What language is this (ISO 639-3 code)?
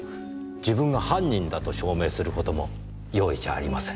jpn